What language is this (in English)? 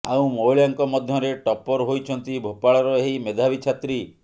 Odia